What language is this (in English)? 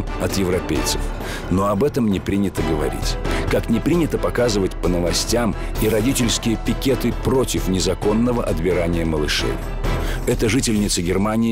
Russian